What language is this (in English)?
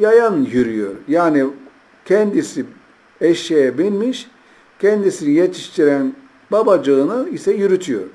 Turkish